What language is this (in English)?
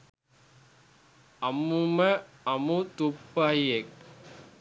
Sinhala